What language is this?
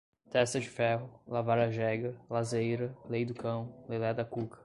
Portuguese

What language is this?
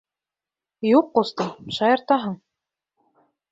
Bashkir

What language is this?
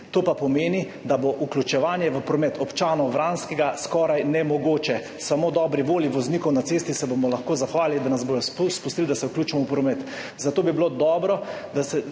Slovenian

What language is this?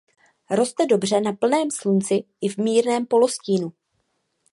Czech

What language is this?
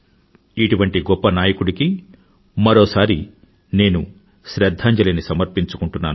Telugu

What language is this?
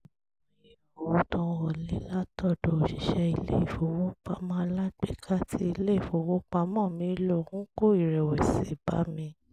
Yoruba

